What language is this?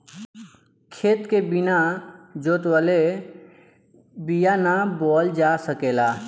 Bhojpuri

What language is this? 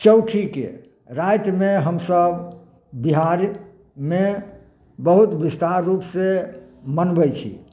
Maithili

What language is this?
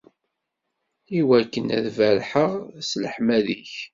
Kabyle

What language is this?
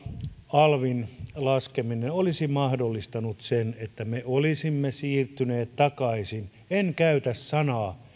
Finnish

